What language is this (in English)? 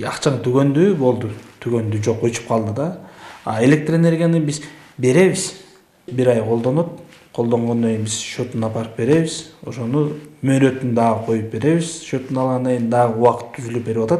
Turkish